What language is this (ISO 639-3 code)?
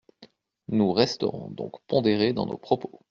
fra